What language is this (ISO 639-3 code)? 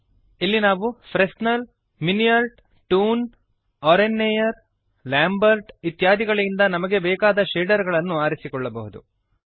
kan